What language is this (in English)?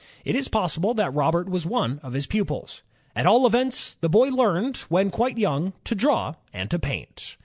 English